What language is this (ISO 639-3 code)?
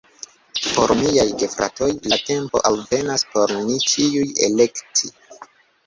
epo